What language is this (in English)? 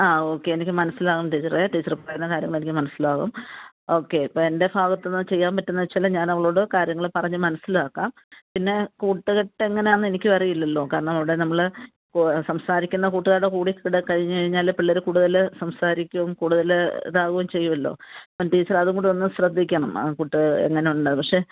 Malayalam